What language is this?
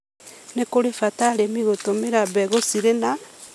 Kikuyu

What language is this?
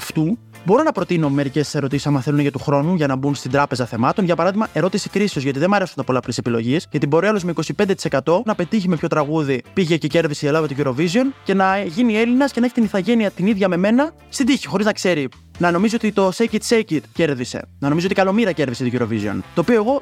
Greek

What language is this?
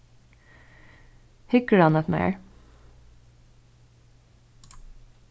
Faroese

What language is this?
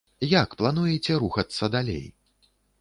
Belarusian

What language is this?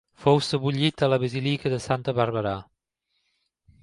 Catalan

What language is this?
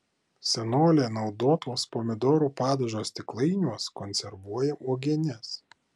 Lithuanian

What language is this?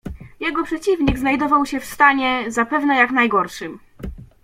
Polish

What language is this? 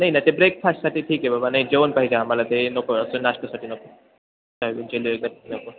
Marathi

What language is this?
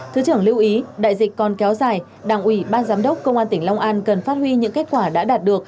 Vietnamese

